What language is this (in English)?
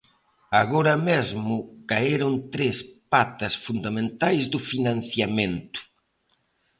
Galician